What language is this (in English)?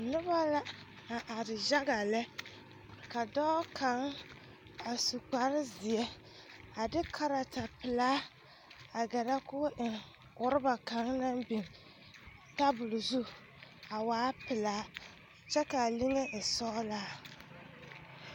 Southern Dagaare